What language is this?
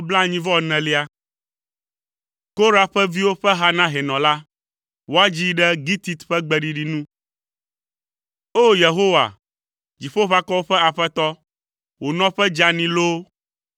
Ewe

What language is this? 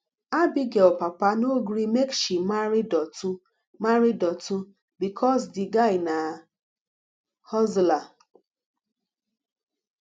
Nigerian Pidgin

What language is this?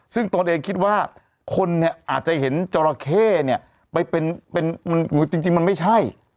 Thai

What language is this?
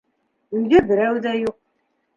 Bashkir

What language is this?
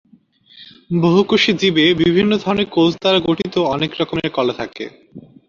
Bangla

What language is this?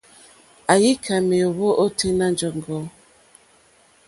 Mokpwe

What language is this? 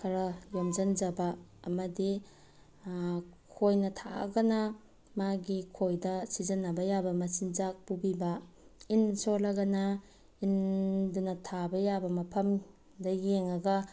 Manipuri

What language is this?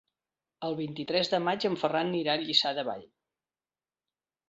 Catalan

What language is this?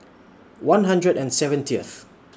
English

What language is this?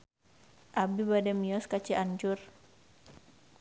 Sundanese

